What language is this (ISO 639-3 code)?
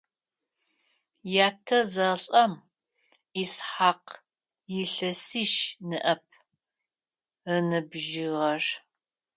ady